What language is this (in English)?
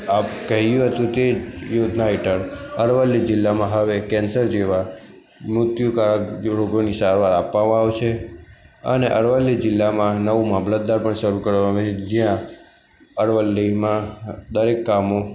Gujarati